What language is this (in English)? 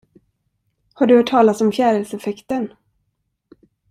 Swedish